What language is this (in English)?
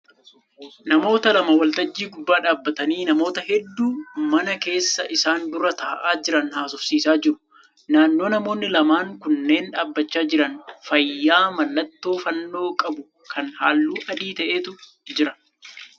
Oromo